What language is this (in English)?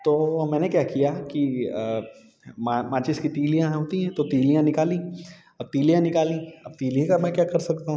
Hindi